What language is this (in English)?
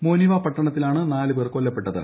Malayalam